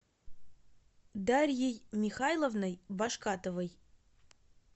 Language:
Russian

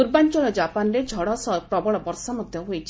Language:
Odia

